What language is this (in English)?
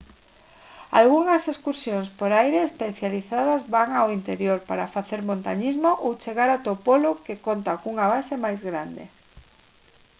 Galician